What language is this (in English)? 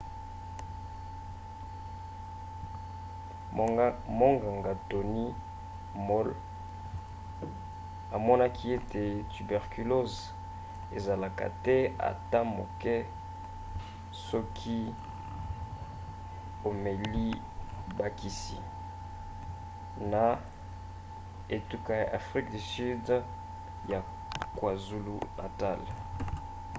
Lingala